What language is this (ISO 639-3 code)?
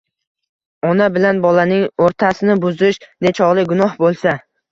uzb